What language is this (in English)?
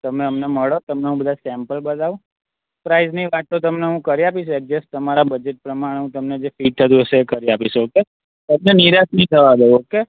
Gujarati